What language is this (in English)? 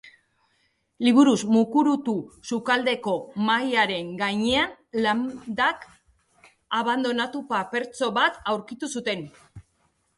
Basque